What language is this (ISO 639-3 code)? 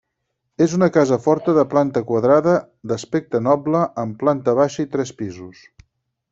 cat